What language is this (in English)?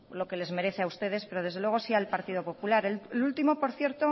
Spanish